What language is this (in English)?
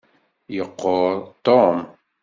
Kabyle